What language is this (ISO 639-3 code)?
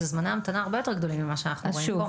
heb